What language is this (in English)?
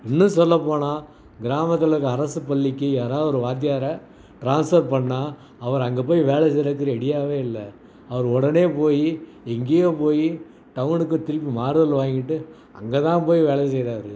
Tamil